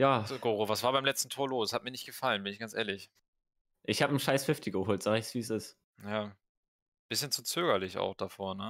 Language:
German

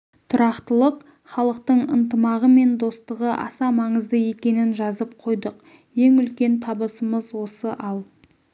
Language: Kazakh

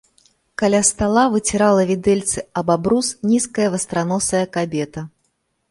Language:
Belarusian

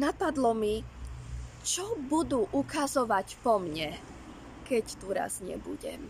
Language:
Slovak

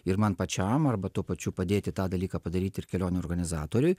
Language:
Lithuanian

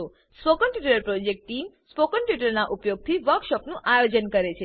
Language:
Gujarati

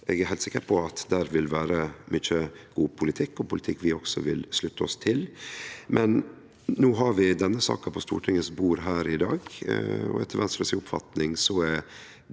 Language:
Norwegian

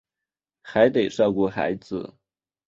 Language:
Chinese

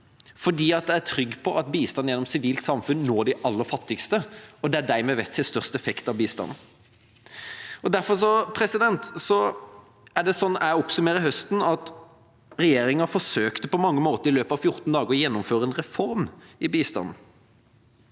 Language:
Norwegian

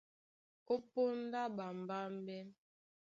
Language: Duala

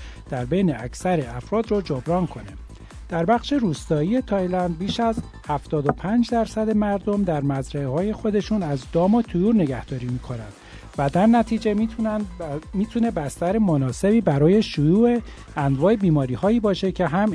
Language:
Persian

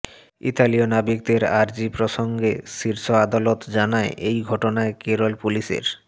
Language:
Bangla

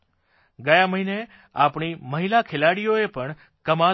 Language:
Gujarati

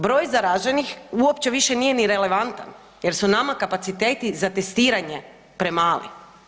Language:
Croatian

